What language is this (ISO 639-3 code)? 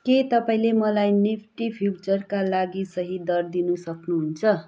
nep